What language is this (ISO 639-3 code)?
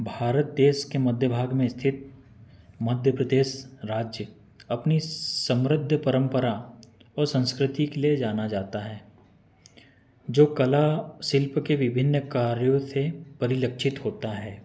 hin